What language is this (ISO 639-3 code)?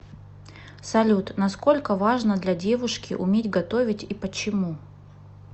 rus